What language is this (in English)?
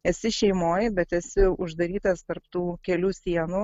Lithuanian